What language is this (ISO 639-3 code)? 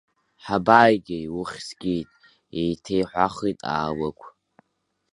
abk